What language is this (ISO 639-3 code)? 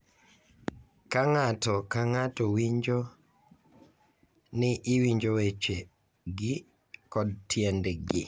luo